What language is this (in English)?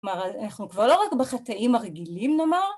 Hebrew